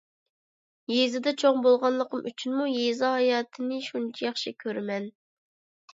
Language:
Uyghur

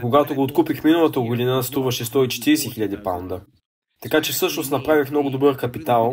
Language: Bulgarian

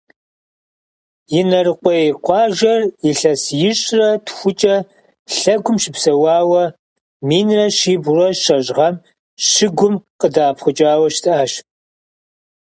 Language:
Kabardian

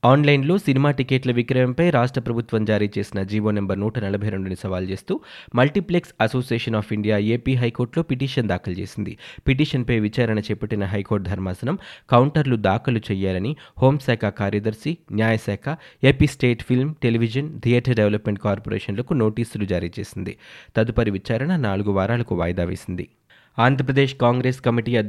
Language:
Telugu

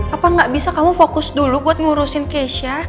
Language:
Indonesian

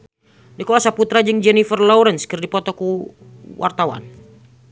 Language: Sundanese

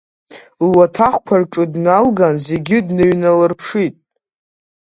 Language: Abkhazian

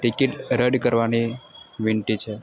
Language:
Gujarati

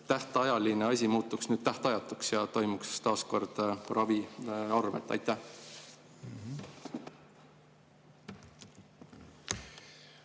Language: Estonian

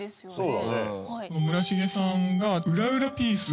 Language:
Japanese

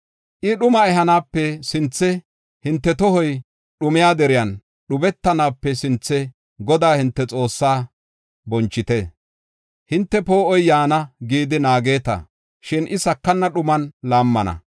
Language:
Gofa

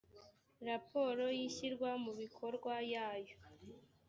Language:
Kinyarwanda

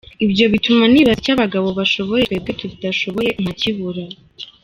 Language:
Kinyarwanda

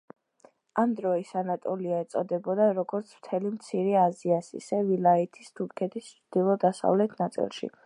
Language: Georgian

